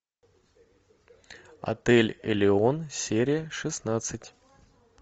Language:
Russian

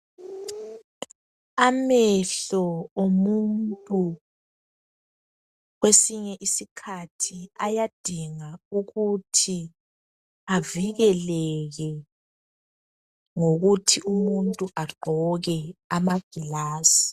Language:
North Ndebele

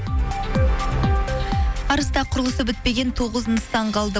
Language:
Kazakh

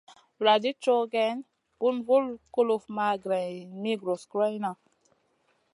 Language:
Masana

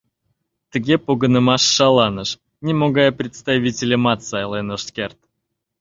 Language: Mari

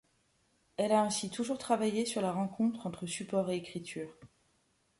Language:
French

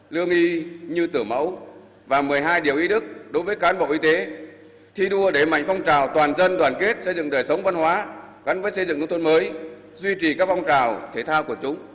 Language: Vietnamese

